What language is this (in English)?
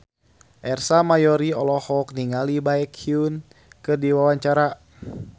Sundanese